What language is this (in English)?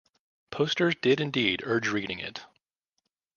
English